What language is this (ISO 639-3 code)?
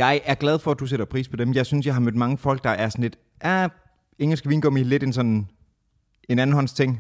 dan